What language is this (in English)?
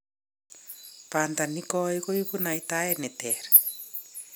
Kalenjin